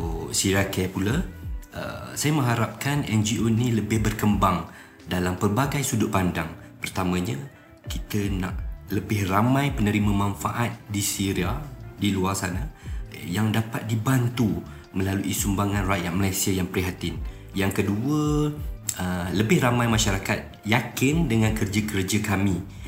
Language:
Malay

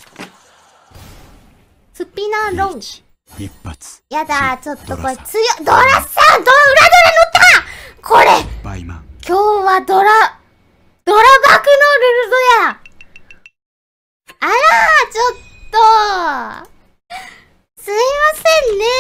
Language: Japanese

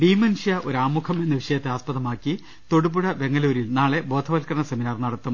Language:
Malayalam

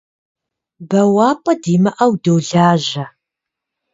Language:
Kabardian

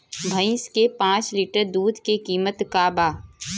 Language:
Bhojpuri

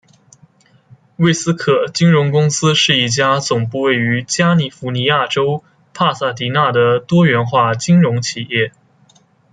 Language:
Chinese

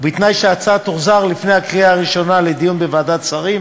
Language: Hebrew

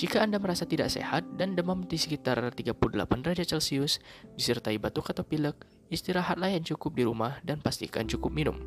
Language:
Indonesian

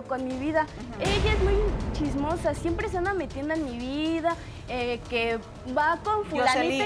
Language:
Spanish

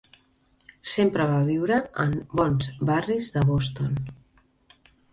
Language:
Catalan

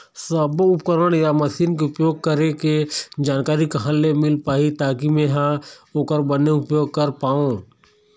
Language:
Chhattisgarhi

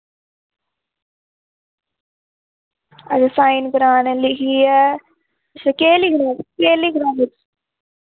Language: Dogri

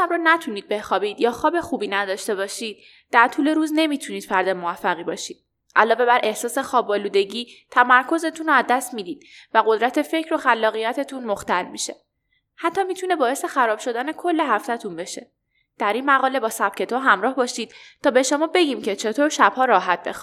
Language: Persian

